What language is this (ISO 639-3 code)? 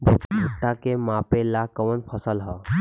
bho